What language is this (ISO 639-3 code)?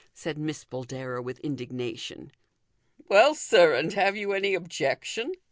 eng